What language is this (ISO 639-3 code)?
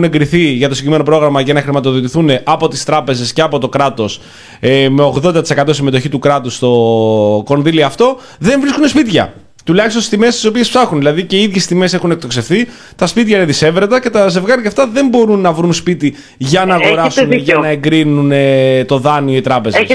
ell